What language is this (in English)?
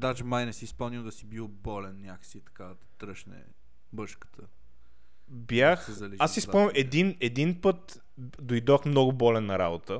Bulgarian